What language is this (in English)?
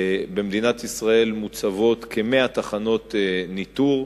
Hebrew